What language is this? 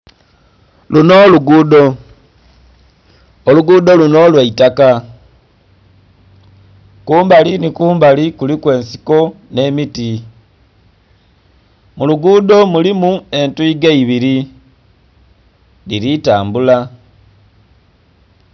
Soga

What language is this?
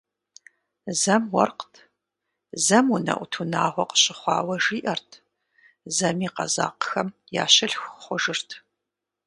Kabardian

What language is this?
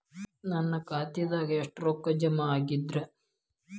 Kannada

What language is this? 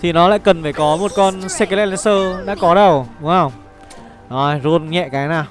Vietnamese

